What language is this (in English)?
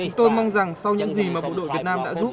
Vietnamese